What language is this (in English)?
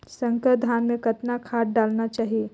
Chhattisgarhi